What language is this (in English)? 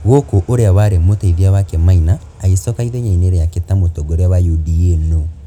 Kikuyu